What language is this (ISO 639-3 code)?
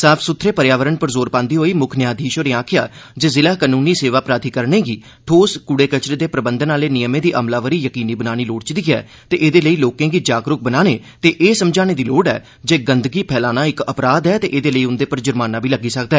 doi